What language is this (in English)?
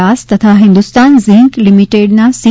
Gujarati